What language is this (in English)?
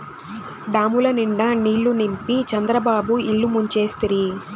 Telugu